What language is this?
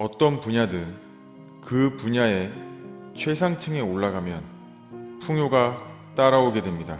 Korean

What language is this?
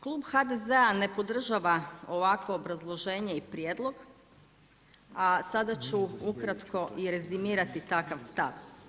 Croatian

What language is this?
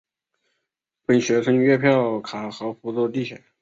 Chinese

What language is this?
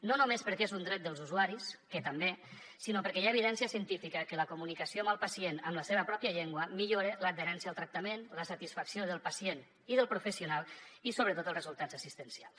Catalan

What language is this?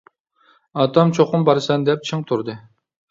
Uyghur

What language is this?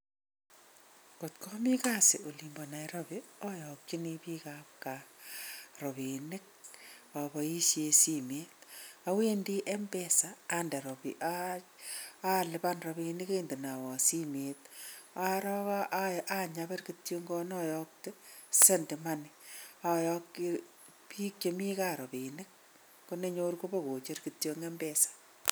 Kalenjin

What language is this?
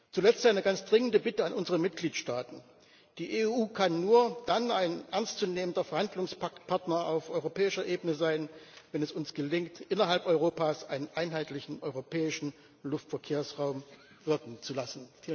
German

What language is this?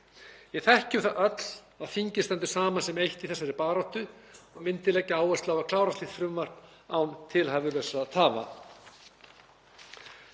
Icelandic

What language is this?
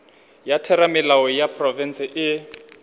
Northern Sotho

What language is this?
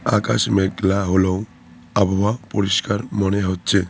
Bangla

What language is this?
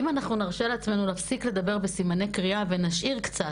Hebrew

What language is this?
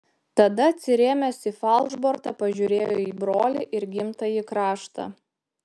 Lithuanian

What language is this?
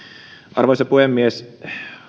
Finnish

